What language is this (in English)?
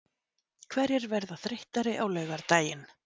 Icelandic